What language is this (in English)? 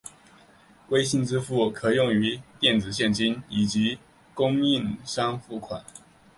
Chinese